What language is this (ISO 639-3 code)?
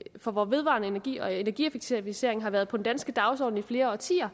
dan